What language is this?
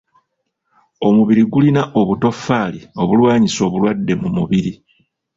Ganda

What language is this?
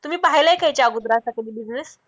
Marathi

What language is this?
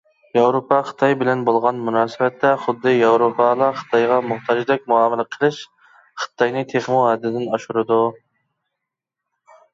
Uyghur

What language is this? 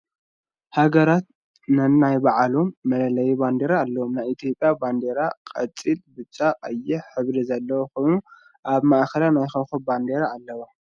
Tigrinya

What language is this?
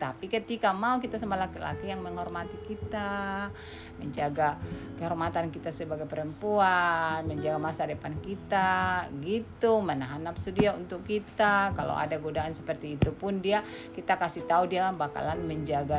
Indonesian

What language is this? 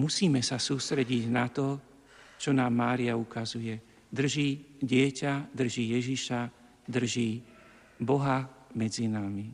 Slovak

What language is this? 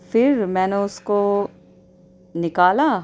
Urdu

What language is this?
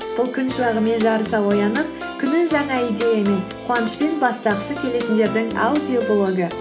Kazakh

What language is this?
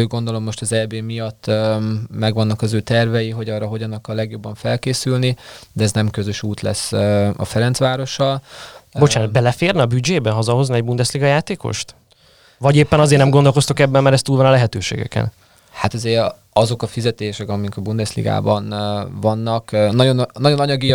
Hungarian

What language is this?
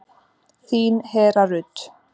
Icelandic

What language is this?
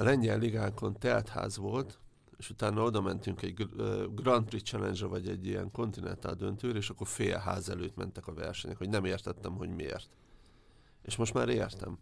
Hungarian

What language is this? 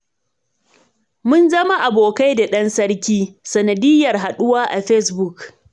Hausa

